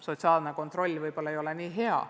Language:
Estonian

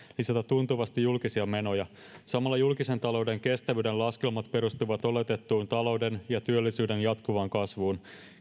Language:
Finnish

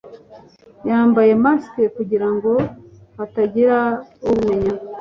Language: Kinyarwanda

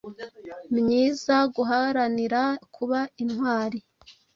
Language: Kinyarwanda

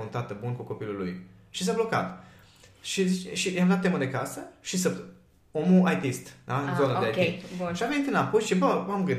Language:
Romanian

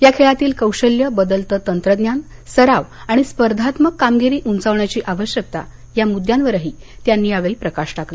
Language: Marathi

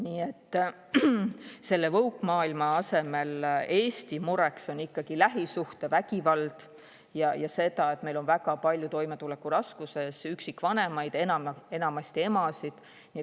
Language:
Estonian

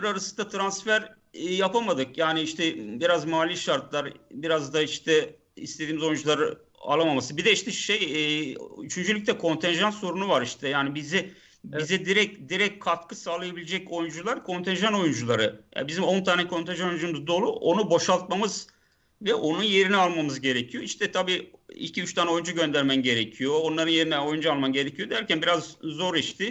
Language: Turkish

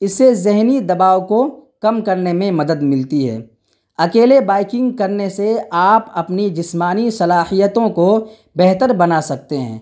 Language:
Urdu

